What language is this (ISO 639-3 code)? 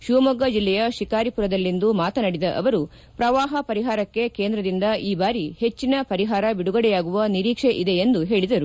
kan